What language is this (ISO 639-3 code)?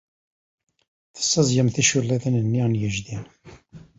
kab